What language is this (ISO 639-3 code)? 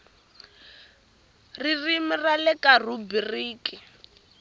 tso